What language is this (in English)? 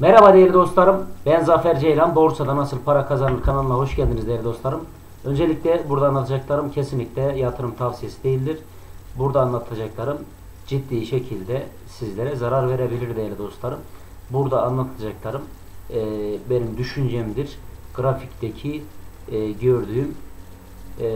Turkish